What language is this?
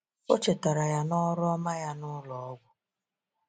Igbo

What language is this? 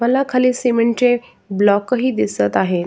Marathi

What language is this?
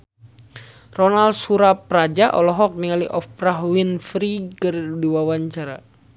Sundanese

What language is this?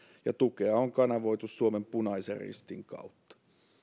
Finnish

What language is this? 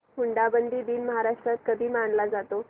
Marathi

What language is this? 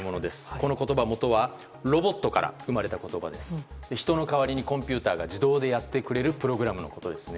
Japanese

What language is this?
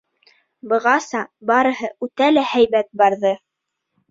Bashkir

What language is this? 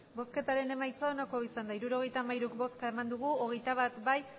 Basque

